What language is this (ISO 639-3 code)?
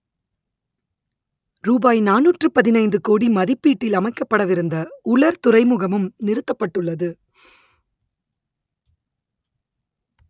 tam